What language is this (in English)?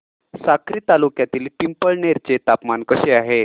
Marathi